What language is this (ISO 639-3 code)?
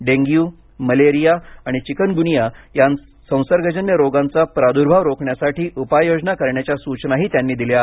mar